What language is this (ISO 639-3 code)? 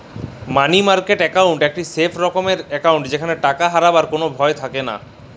ben